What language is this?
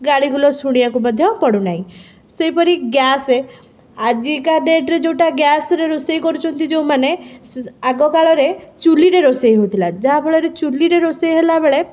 Odia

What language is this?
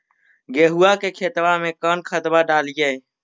Magahi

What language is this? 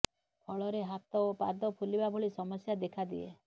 Odia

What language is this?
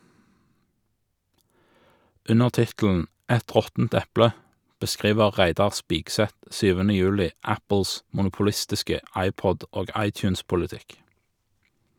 Norwegian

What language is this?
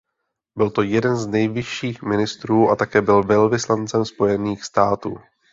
Czech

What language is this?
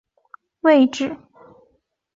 Chinese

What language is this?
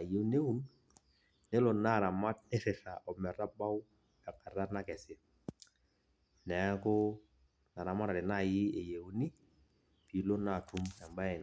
Masai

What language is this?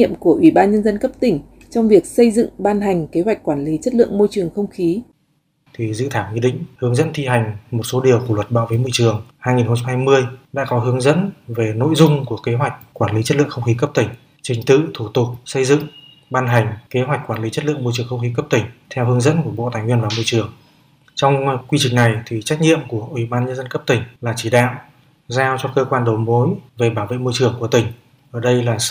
Vietnamese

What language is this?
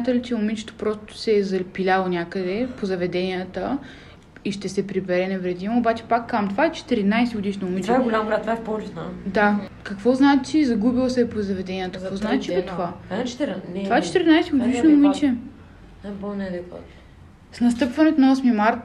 Bulgarian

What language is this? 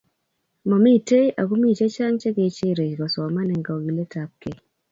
Kalenjin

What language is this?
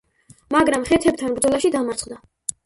Georgian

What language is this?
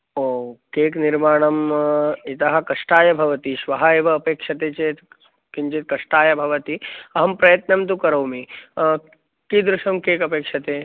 Sanskrit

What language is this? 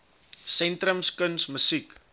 Afrikaans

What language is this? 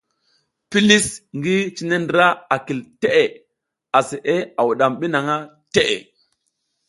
South Giziga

